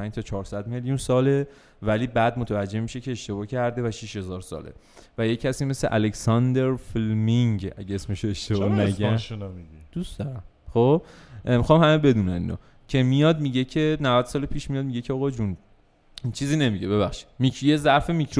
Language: Persian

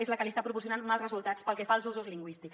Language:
Catalan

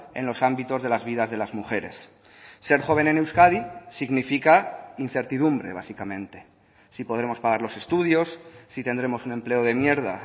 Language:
Spanish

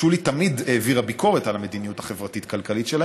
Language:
Hebrew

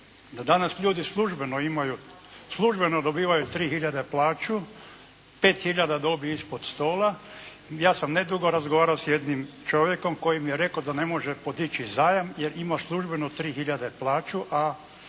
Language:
Croatian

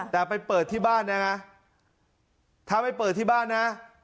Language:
Thai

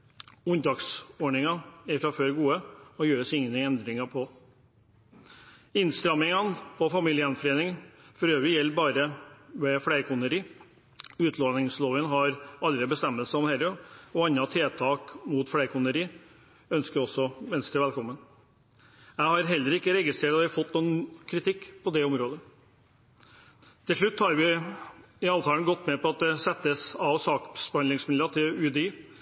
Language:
Norwegian Bokmål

